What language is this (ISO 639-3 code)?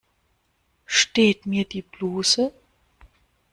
deu